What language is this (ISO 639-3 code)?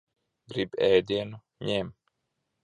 lav